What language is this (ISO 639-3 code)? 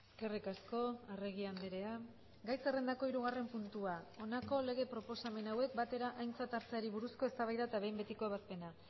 eus